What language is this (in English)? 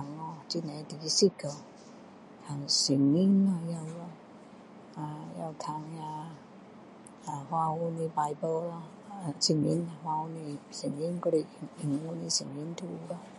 Min Dong Chinese